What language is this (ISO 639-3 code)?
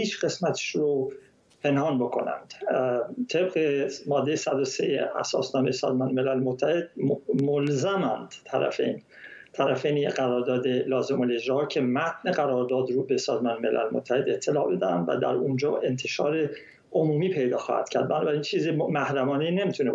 fas